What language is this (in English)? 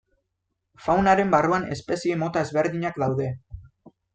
Basque